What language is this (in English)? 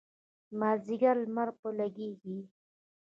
Pashto